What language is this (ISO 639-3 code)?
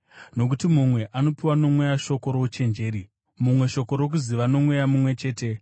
sna